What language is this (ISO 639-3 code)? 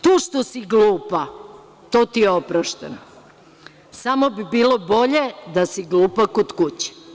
srp